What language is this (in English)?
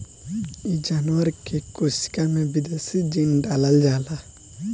Bhojpuri